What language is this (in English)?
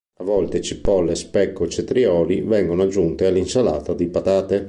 Italian